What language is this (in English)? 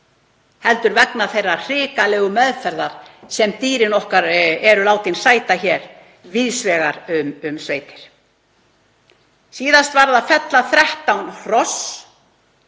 Icelandic